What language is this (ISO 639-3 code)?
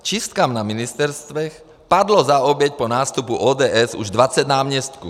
ces